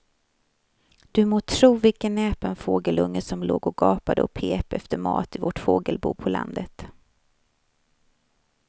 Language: Swedish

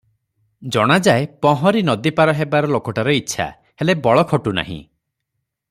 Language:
Odia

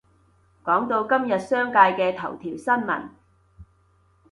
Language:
Cantonese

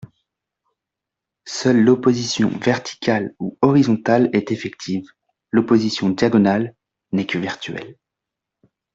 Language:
French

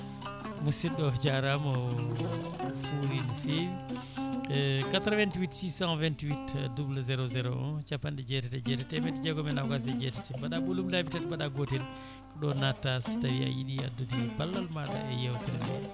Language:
Fula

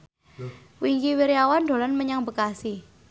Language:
Javanese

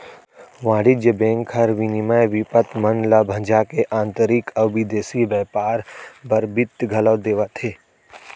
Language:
Chhattisgarhi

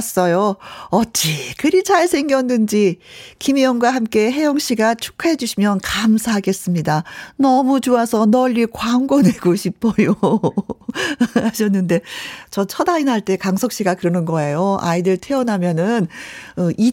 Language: Korean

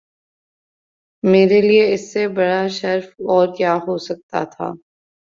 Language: Urdu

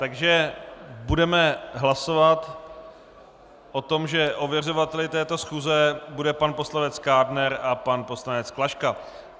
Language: Czech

